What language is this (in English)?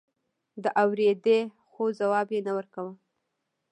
Pashto